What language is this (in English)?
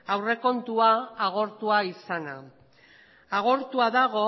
Basque